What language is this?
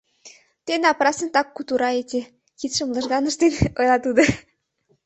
Mari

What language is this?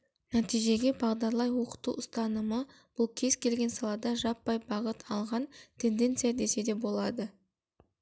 Kazakh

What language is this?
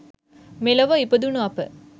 Sinhala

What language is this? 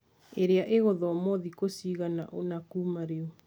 Kikuyu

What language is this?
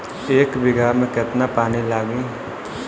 Bhojpuri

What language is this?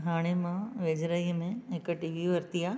Sindhi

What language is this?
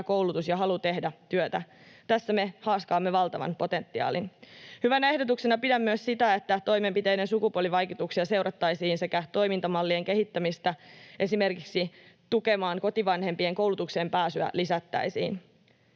Finnish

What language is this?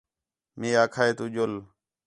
Khetrani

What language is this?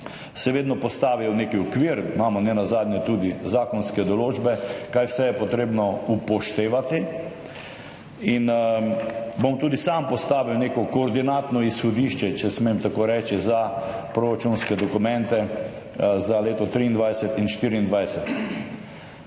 Slovenian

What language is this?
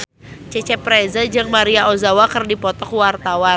Sundanese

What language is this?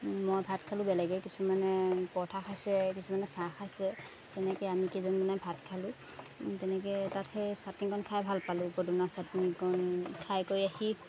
Assamese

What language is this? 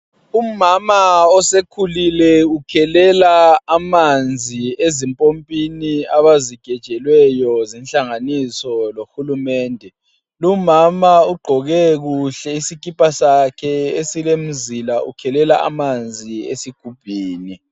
North Ndebele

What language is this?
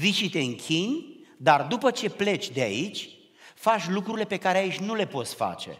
Romanian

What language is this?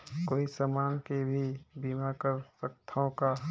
Chhattisgarhi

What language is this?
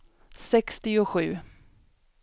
Swedish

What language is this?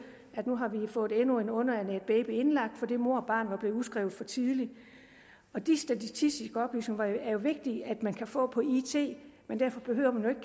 Danish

